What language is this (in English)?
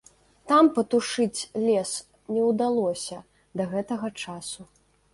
Belarusian